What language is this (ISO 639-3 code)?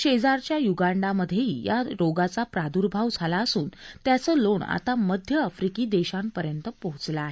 mar